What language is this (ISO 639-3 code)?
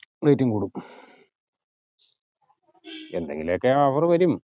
mal